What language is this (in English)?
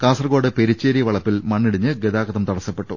Malayalam